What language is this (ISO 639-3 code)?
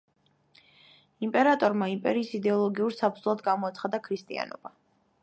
kat